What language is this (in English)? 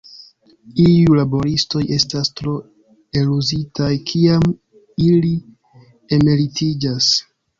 Esperanto